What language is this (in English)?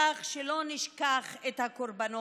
Hebrew